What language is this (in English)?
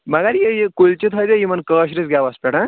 Kashmiri